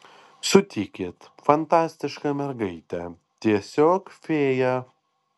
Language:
Lithuanian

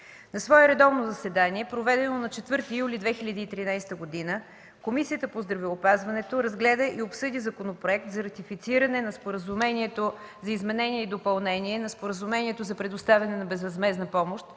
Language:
Bulgarian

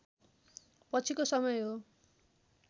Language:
Nepali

